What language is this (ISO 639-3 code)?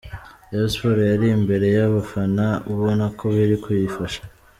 kin